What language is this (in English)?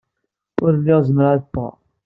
Kabyle